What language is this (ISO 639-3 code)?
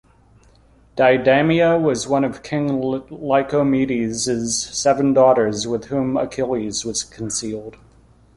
eng